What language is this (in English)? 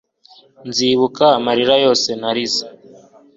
Kinyarwanda